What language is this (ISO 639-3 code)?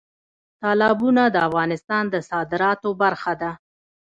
pus